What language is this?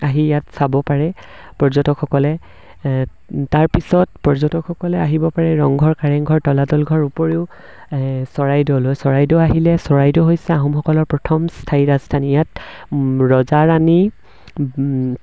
Assamese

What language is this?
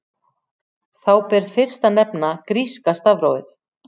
Icelandic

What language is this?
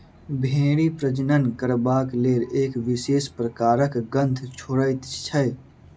Maithili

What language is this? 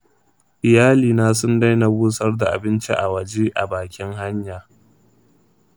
Hausa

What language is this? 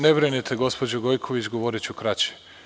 Serbian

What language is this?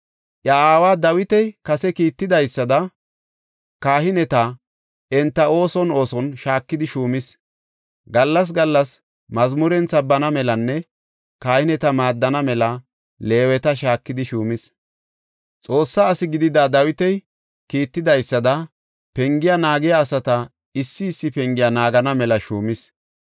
Gofa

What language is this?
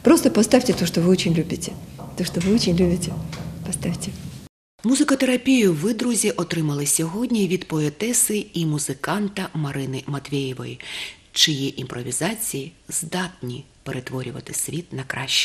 Russian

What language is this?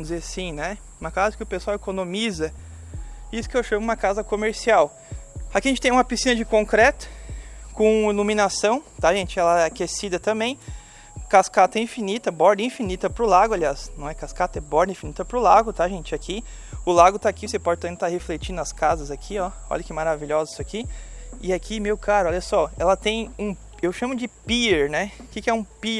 Portuguese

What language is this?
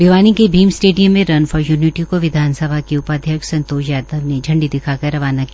Hindi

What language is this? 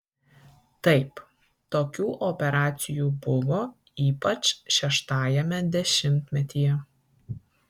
Lithuanian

